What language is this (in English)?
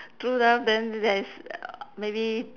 English